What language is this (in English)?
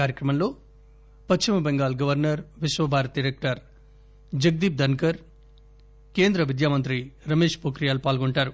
Telugu